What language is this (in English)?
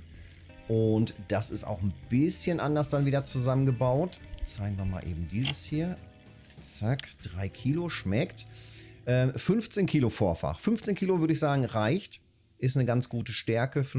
German